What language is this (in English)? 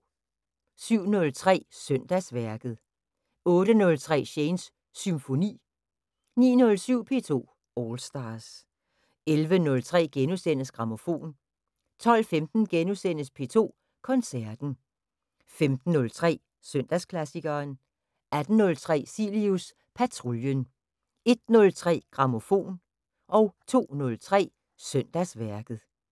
Danish